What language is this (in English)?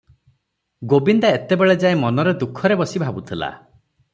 Odia